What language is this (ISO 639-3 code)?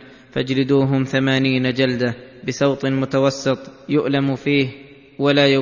ara